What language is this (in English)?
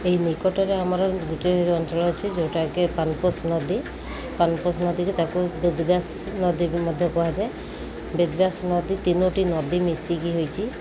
Odia